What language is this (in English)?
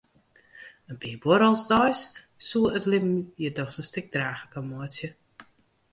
Western Frisian